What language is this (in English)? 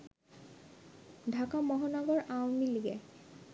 Bangla